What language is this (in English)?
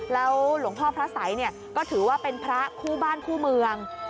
Thai